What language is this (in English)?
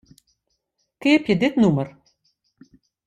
Western Frisian